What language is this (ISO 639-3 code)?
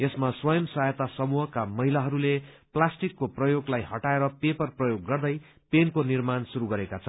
nep